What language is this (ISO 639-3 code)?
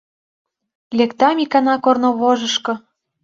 chm